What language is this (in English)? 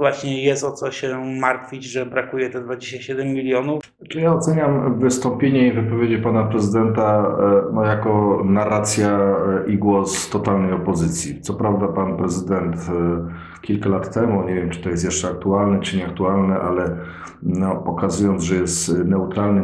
Polish